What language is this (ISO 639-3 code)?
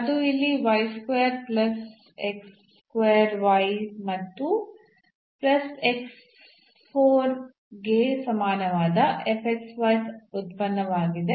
kan